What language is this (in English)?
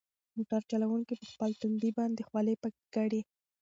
Pashto